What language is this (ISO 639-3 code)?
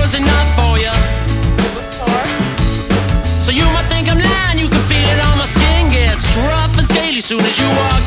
tur